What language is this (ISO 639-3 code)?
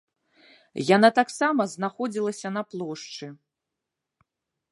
bel